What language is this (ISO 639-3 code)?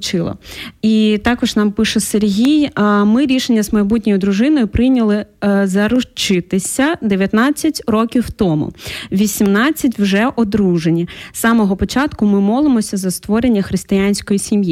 ukr